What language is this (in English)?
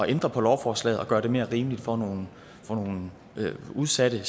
Danish